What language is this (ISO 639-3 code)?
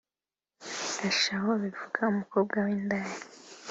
kin